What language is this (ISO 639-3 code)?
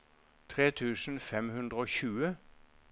nor